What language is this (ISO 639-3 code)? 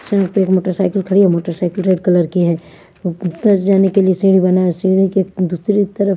hin